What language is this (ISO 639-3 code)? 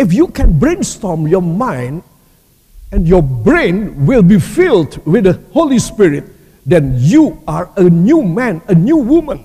ind